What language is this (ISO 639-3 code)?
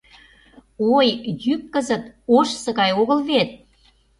chm